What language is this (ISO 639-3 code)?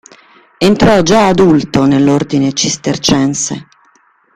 ita